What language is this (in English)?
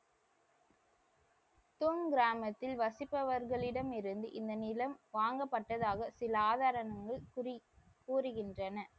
Tamil